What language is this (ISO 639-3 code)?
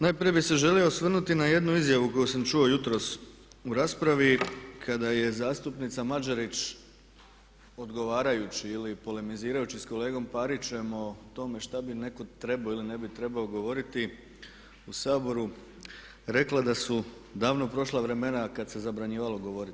hrv